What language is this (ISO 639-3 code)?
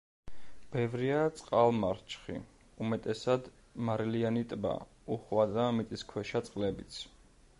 kat